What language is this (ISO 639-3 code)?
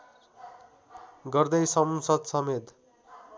nep